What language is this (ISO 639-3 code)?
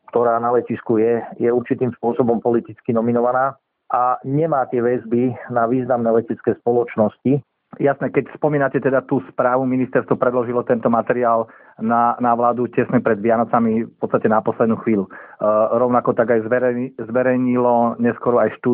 slk